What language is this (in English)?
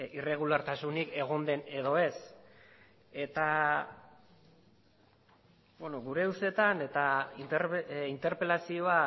Basque